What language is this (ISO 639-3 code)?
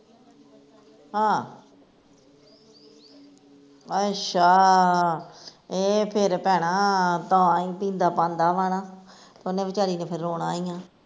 pan